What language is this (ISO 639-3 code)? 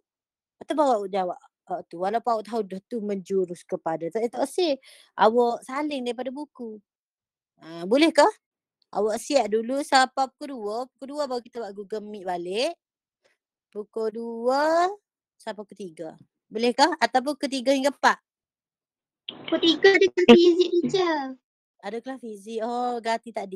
msa